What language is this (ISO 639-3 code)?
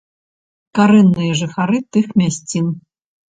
bel